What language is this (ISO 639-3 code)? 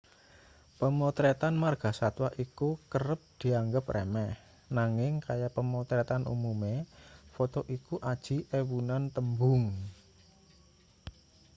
jav